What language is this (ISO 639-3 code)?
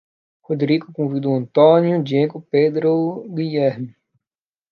por